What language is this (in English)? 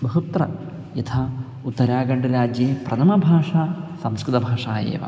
Sanskrit